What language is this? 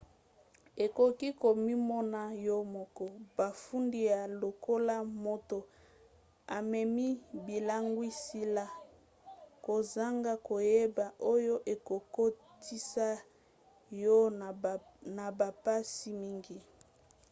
Lingala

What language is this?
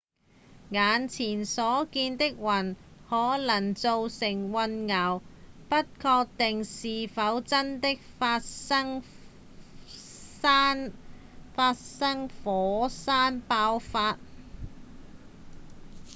Cantonese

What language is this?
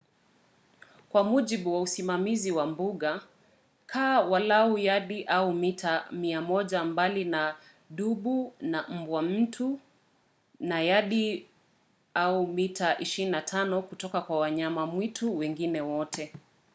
Swahili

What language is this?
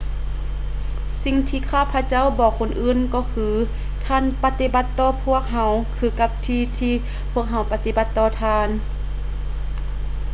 Lao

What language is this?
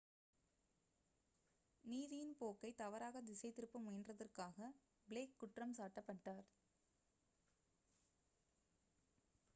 Tamil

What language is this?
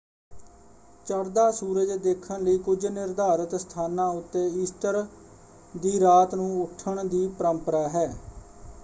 Punjabi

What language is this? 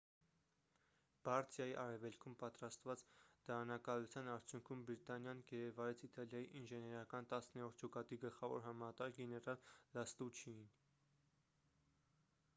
Armenian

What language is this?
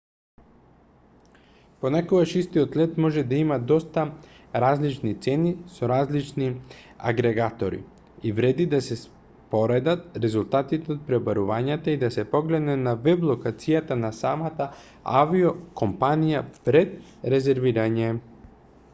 Macedonian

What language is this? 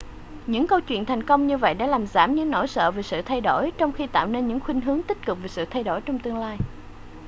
Vietnamese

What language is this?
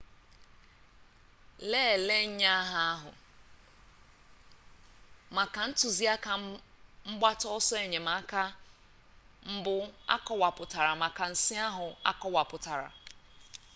Igbo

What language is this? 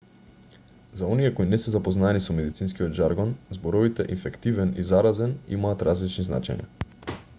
Macedonian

